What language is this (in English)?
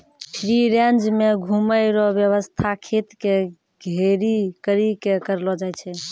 Maithili